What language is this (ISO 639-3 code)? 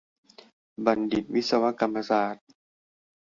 tha